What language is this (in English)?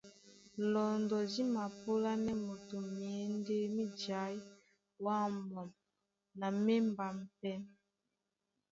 Duala